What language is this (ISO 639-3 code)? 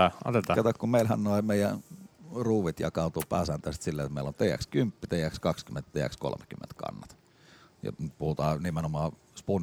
fin